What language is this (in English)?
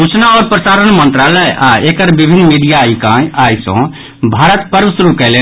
Maithili